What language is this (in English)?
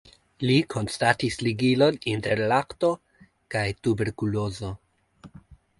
Esperanto